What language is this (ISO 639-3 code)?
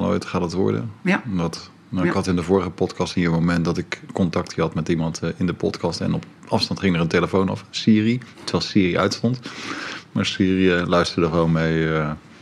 nld